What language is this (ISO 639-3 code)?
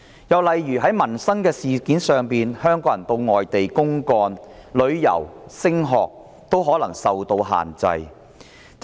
yue